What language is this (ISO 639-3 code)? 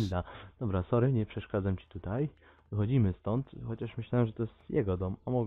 pol